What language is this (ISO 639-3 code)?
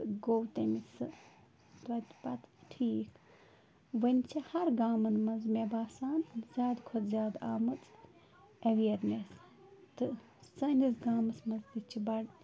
kas